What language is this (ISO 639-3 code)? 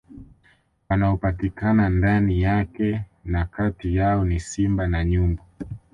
swa